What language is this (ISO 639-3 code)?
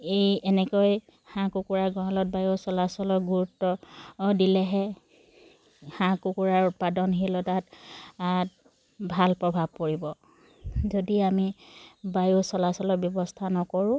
asm